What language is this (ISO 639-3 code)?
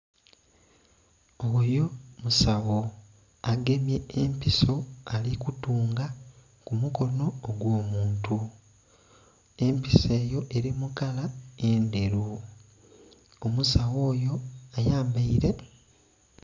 xog